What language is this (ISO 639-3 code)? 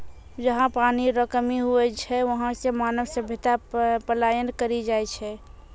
mai